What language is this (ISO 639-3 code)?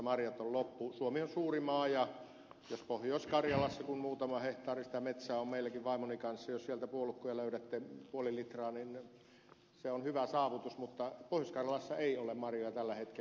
fin